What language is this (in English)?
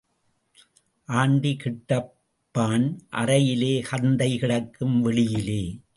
Tamil